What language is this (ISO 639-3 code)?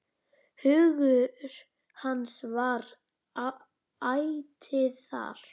isl